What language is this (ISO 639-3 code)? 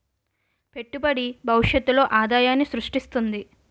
tel